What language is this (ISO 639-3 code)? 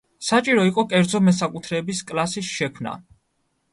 kat